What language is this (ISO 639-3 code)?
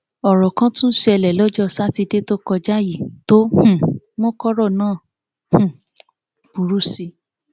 yor